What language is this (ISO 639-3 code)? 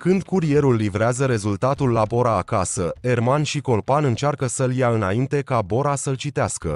ron